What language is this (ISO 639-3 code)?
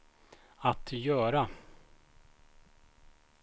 swe